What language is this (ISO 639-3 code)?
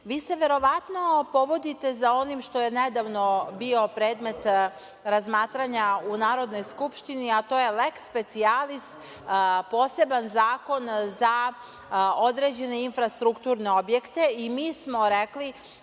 srp